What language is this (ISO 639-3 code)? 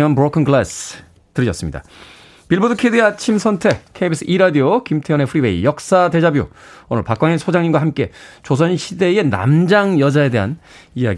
kor